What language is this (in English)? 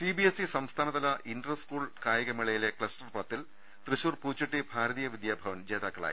Malayalam